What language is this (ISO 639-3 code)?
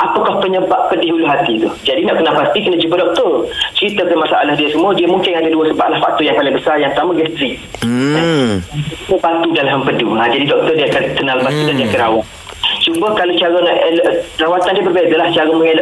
msa